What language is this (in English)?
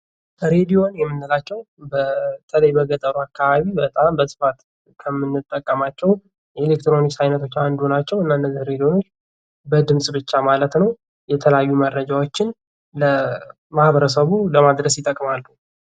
Amharic